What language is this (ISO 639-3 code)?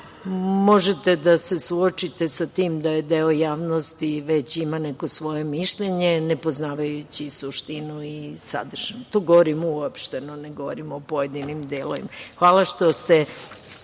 srp